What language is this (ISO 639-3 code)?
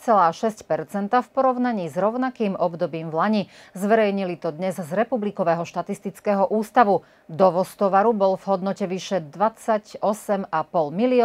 slk